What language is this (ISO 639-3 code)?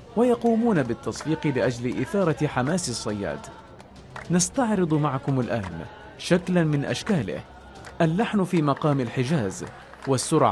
ara